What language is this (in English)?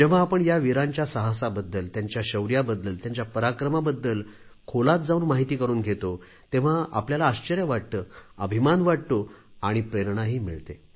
Marathi